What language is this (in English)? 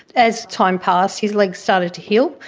English